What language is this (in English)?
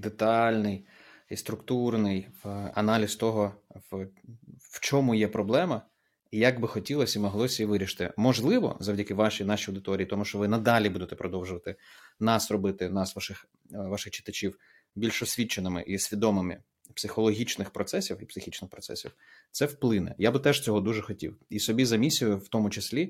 Ukrainian